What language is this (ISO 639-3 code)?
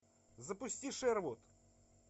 rus